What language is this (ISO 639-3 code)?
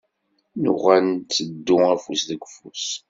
kab